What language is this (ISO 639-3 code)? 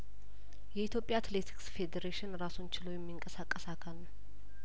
amh